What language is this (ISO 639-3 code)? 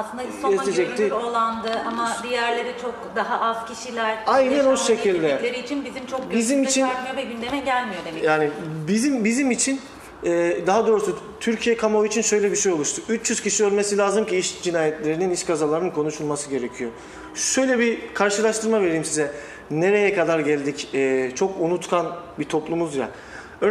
tur